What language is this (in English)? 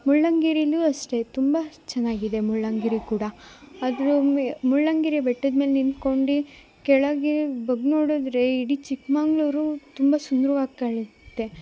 Kannada